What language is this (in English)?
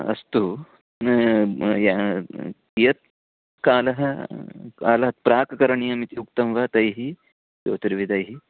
Sanskrit